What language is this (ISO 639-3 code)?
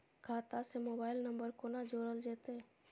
mai